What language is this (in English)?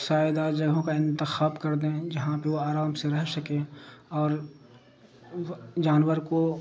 Urdu